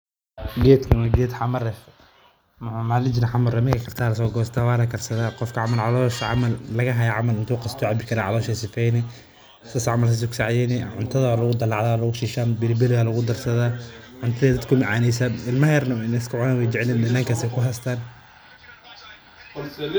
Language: Somali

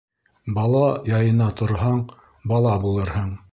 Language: Bashkir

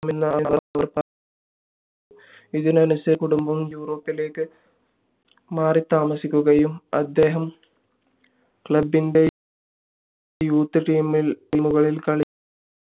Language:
Malayalam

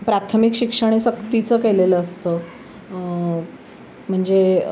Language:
Marathi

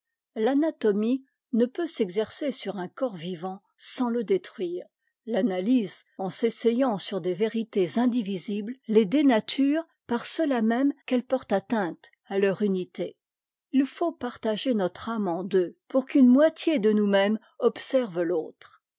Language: French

